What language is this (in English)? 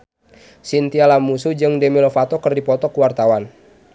Sundanese